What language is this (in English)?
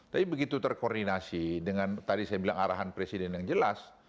Indonesian